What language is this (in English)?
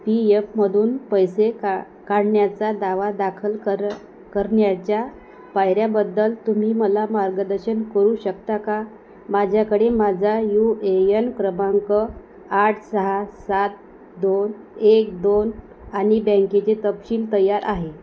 Marathi